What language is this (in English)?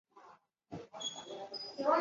Chinese